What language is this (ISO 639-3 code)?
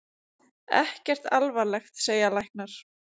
isl